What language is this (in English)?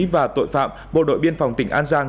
Vietnamese